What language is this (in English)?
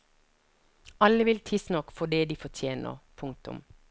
Norwegian